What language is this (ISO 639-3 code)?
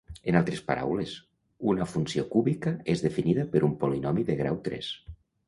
cat